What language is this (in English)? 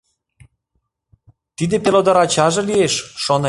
Mari